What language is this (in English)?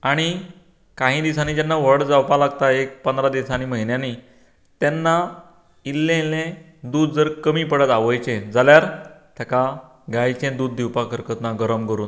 Konkani